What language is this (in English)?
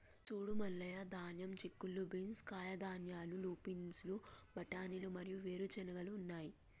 Telugu